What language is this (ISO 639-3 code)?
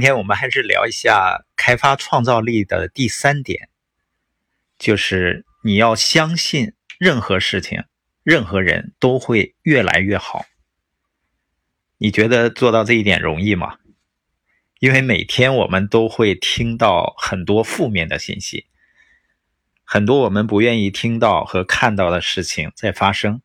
zho